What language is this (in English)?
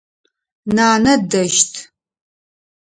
Adyghe